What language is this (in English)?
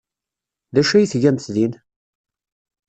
Kabyle